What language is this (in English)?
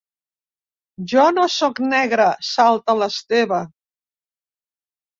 Catalan